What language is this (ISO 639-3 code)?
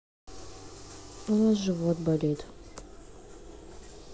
rus